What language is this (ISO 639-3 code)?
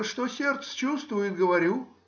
rus